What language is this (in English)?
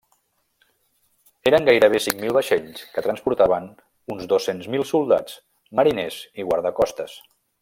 Catalan